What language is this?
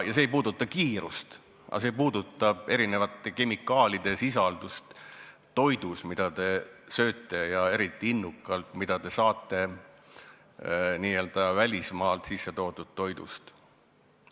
Estonian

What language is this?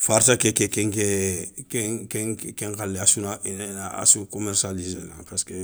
Soninke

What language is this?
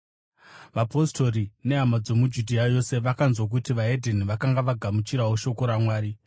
Shona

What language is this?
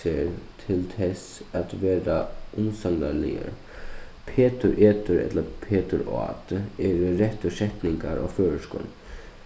Faroese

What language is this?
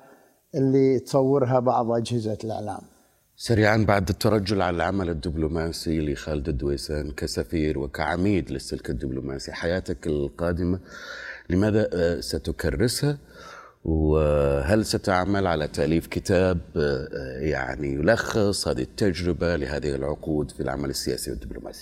Arabic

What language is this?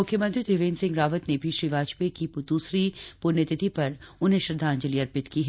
Hindi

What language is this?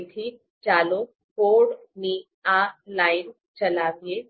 Gujarati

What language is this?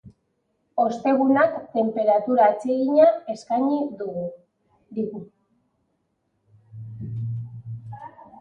Basque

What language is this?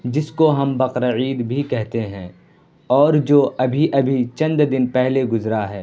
Urdu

